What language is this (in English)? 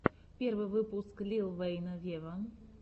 Russian